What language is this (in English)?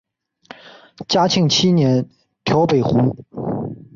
Chinese